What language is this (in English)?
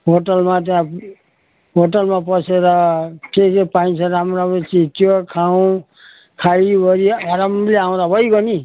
Nepali